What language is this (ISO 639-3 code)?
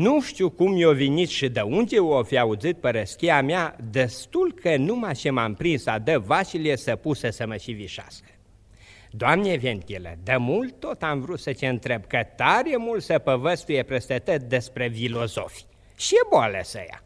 ron